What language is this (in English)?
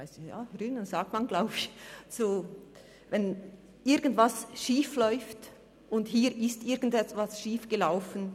Swiss German